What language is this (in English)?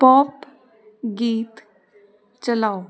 Punjabi